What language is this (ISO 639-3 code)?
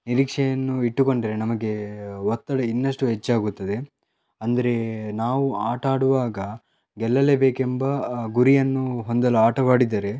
kan